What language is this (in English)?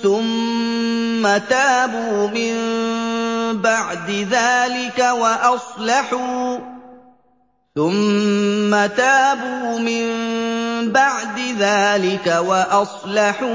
Arabic